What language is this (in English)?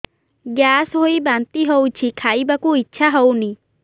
Odia